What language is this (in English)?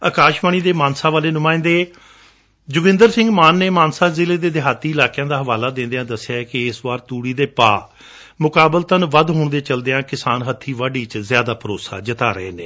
Punjabi